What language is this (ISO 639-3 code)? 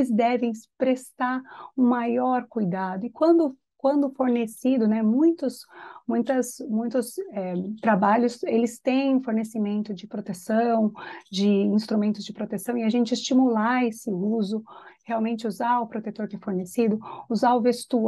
por